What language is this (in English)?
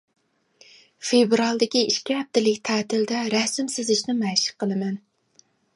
Uyghur